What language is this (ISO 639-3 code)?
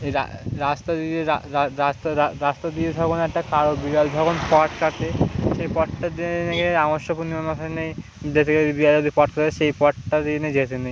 ben